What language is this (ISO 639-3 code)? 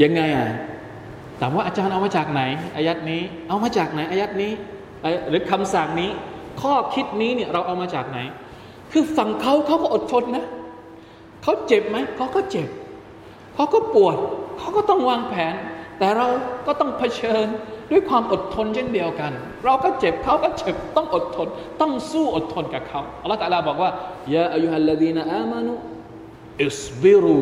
tha